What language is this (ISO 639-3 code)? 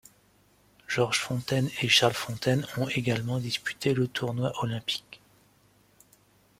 fra